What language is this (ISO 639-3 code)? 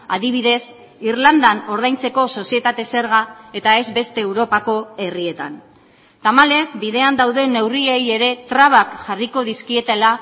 eus